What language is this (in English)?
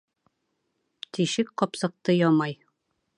Bashkir